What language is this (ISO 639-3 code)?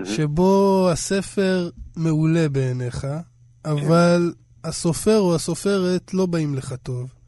heb